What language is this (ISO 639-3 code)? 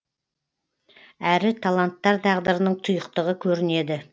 kaz